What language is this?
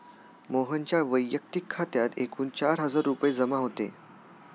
Marathi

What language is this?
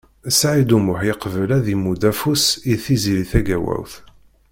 Kabyle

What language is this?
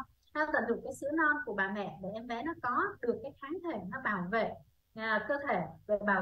Vietnamese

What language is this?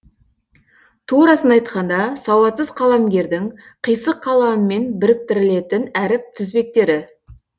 Kazakh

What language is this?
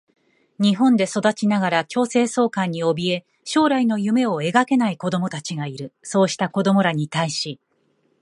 Japanese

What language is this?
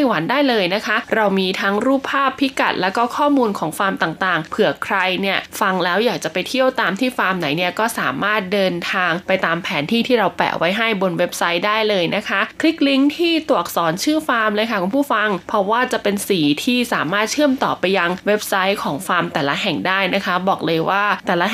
Thai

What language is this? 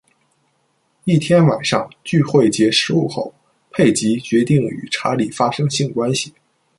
Chinese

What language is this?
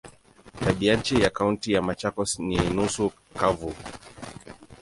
Swahili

